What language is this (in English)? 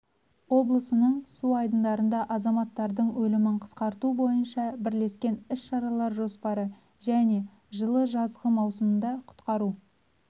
Kazakh